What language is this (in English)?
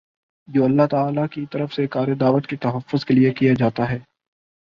Urdu